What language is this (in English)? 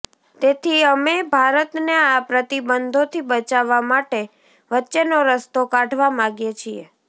Gujarati